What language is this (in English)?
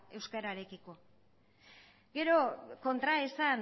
Basque